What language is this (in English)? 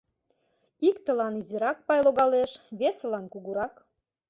Mari